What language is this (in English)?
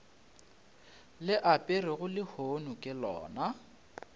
Northern Sotho